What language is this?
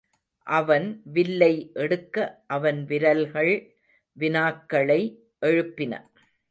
Tamil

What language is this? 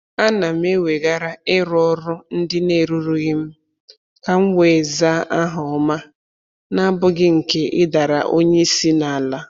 Igbo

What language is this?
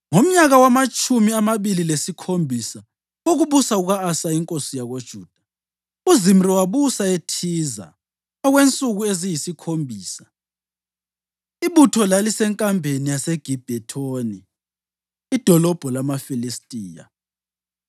North Ndebele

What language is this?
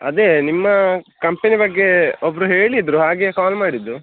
Kannada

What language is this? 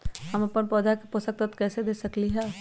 Magahi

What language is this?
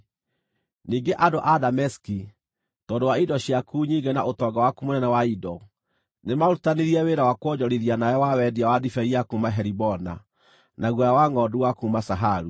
Kikuyu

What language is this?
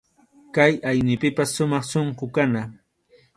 Arequipa-La Unión Quechua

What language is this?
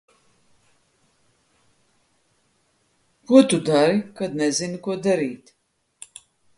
Latvian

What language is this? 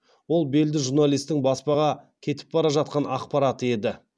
Kazakh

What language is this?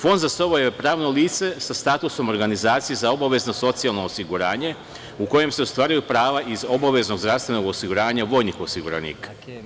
Serbian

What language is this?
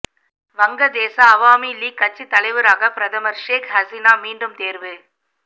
Tamil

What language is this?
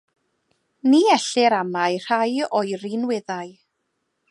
Welsh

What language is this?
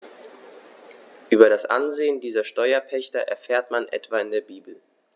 German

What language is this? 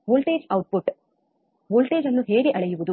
Kannada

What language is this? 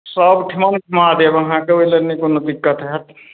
Maithili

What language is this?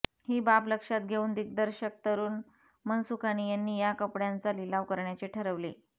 Marathi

